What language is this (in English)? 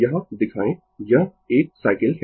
Hindi